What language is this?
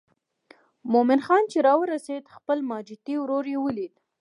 Pashto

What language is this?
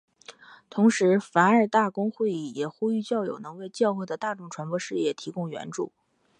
Chinese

